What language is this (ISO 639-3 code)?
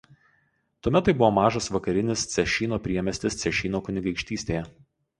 lit